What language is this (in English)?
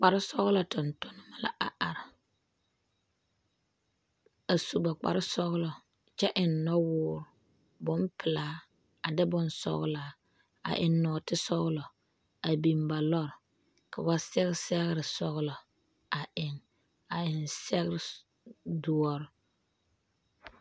Southern Dagaare